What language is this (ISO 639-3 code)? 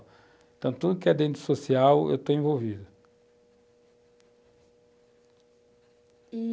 por